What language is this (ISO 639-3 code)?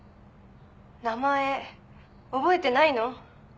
jpn